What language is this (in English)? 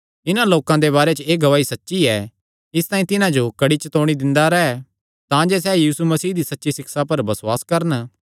Kangri